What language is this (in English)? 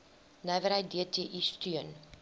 Afrikaans